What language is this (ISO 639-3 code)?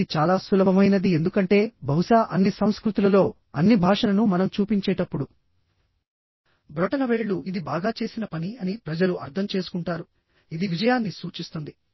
tel